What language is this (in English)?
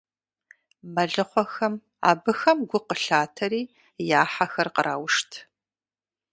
Kabardian